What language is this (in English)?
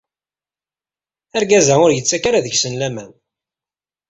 Kabyle